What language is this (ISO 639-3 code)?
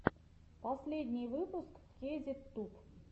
rus